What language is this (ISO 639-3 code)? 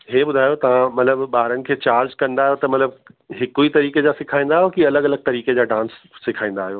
snd